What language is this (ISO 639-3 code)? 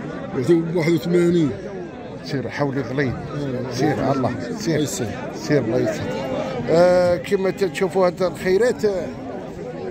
ara